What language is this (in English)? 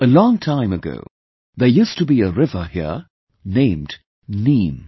English